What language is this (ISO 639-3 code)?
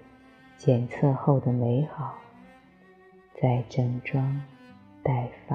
zho